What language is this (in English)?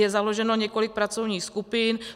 Czech